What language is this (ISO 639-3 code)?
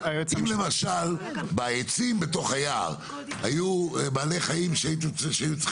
heb